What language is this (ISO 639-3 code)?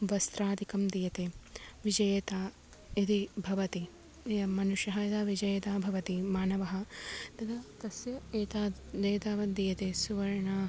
san